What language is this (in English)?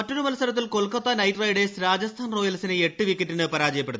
Malayalam